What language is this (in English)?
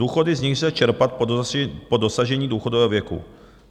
Czech